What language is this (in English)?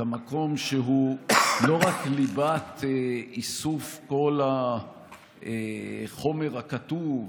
Hebrew